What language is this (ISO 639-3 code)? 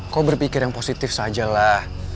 ind